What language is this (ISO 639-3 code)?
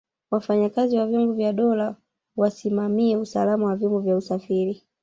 swa